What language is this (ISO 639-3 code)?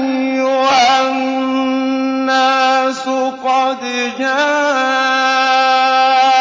ara